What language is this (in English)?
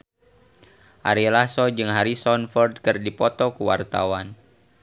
Sundanese